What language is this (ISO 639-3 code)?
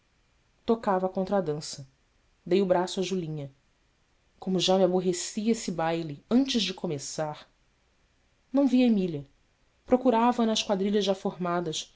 por